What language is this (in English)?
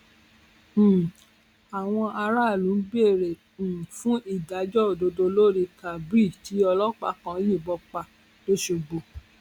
Yoruba